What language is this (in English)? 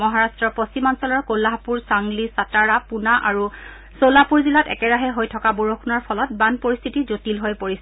Assamese